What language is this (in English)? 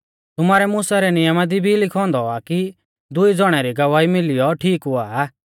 Mahasu Pahari